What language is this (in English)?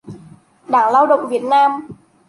Vietnamese